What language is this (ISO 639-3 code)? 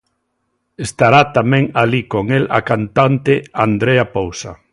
glg